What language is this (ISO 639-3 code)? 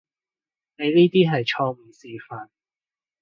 yue